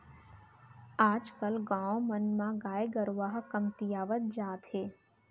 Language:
Chhattisgarhi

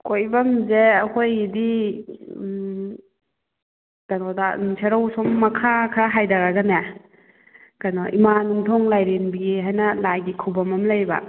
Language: Manipuri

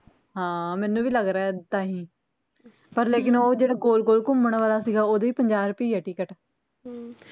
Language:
Punjabi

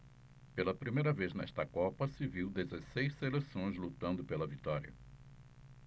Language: Portuguese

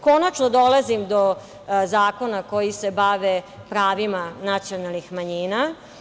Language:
Serbian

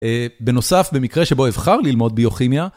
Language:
Hebrew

